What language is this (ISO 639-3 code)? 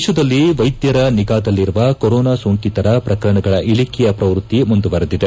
kan